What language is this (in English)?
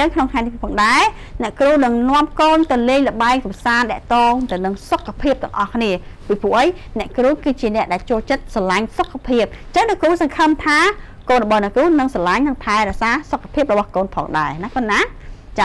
Thai